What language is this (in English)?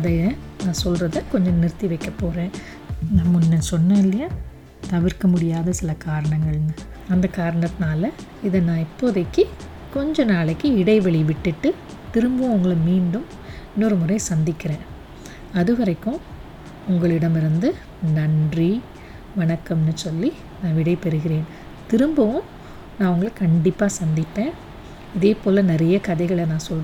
Tamil